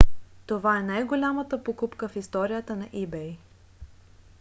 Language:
Bulgarian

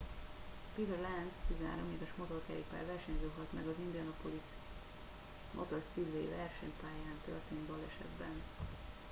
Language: Hungarian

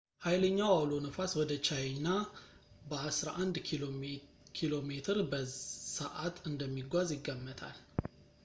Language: Amharic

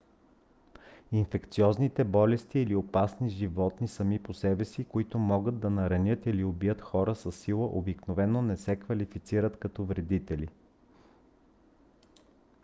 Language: Bulgarian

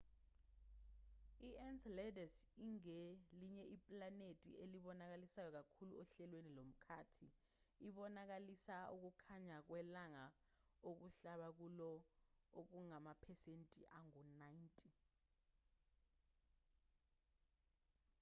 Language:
Zulu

